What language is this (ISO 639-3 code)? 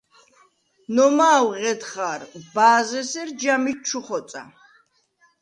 sva